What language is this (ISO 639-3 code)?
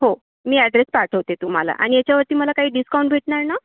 mar